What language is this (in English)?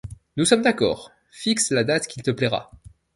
French